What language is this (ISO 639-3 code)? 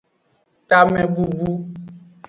ajg